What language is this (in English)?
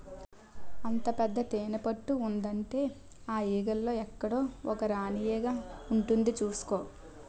Telugu